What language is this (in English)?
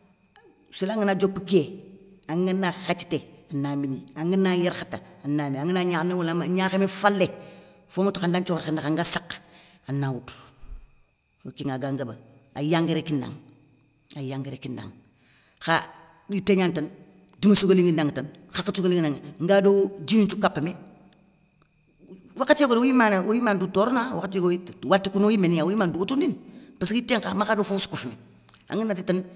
Soninke